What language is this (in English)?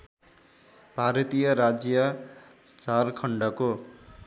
Nepali